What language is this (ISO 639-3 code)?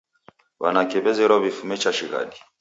dav